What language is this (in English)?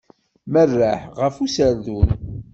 Kabyle